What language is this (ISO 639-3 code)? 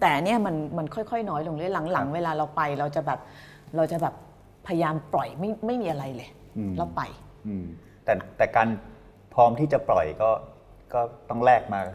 tha